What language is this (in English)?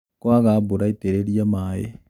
Kikuyu